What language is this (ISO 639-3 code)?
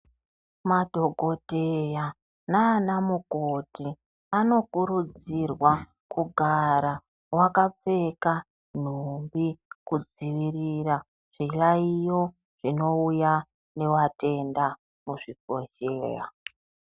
ndc